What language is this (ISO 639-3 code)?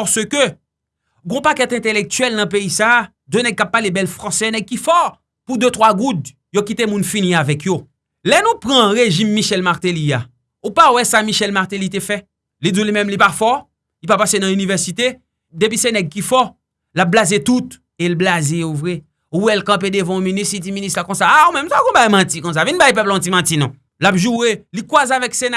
fra